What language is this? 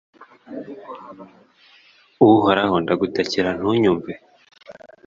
Kinyarwanda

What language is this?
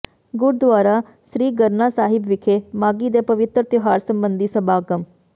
Punjabi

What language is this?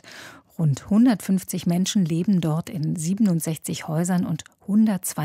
German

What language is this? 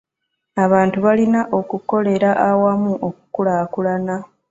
Ganda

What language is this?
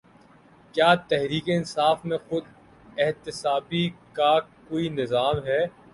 Urdu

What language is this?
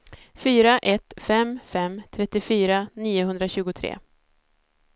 Swedish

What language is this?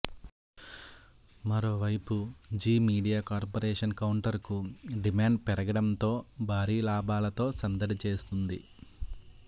Telugu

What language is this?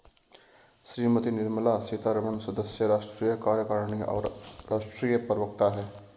Hindi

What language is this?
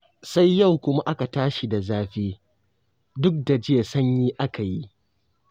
Hausa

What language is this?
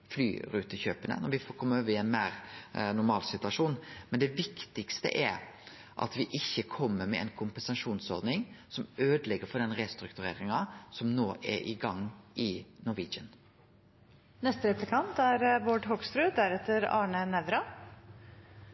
Norwegian Nynorsk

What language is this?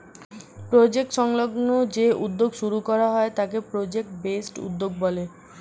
Bangla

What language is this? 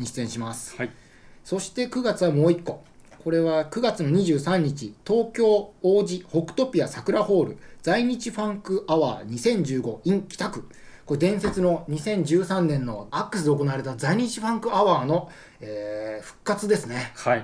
Japanese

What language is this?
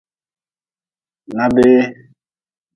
Nawdm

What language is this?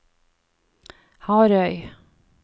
Norwegian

